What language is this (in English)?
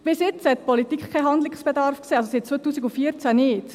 Swiss German